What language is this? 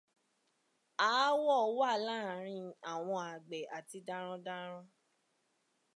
Yoruba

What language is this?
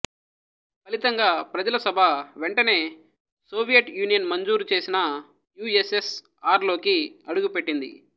Telugu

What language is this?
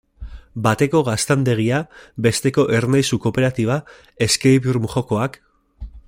Basque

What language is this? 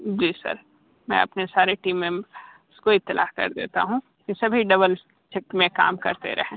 Hindi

